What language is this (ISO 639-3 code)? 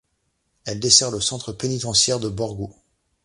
fra